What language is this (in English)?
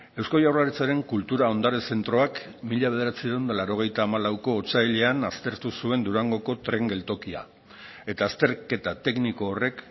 Basque